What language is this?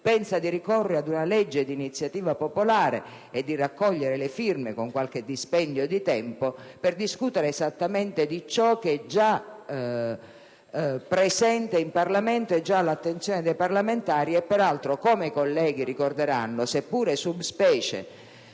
Italian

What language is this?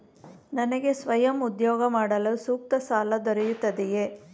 Kannada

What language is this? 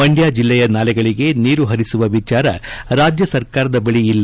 Kannada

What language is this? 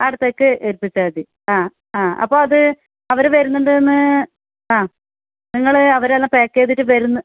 Malayalam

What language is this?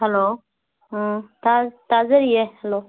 Manipuri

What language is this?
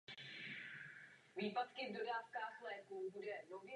Czech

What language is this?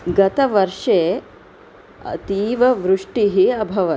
Sanskrit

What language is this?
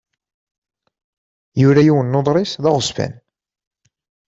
Kabyle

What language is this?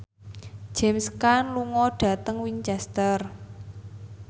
Javanese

